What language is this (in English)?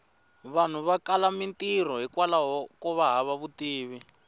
Tsonga